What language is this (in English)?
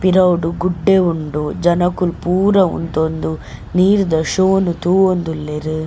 Tulu